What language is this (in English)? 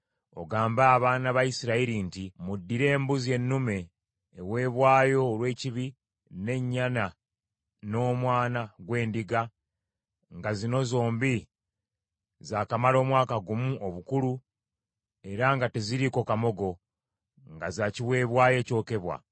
Ganda